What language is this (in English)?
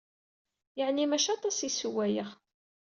Kabyle